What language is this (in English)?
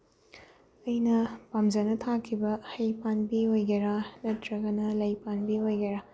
Manipuri